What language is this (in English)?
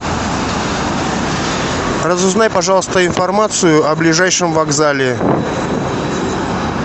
Russian